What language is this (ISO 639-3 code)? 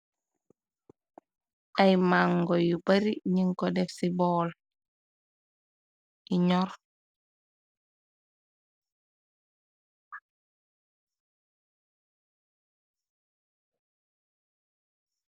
wol